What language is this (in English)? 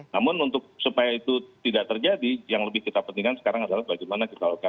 Indonesian